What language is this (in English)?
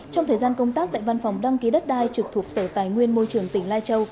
Vietnamese